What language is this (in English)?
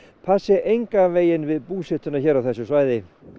Icelandic